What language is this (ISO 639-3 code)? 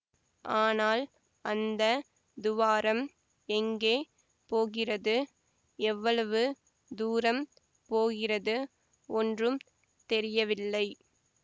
tam